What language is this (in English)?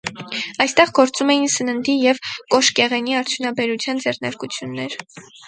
Armenian